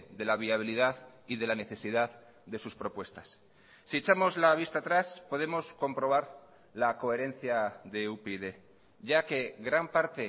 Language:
Spanish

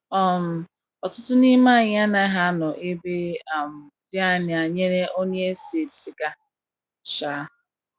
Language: Igbo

